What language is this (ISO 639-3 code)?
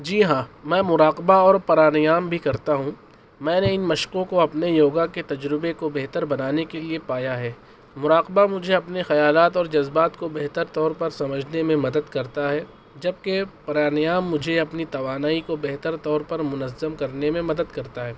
urd